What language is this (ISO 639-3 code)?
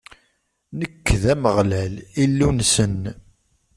kab